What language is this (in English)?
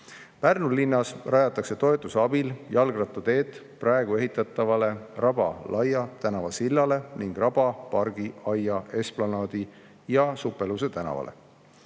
Estonian